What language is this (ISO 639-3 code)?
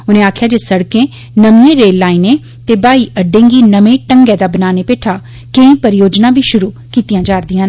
doi